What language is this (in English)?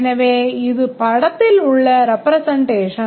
Tamil